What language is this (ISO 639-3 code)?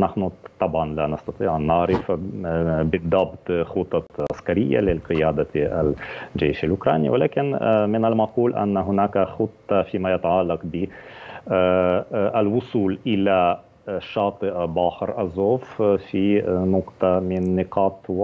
ara